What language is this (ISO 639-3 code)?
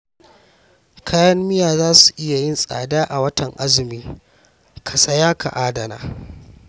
hau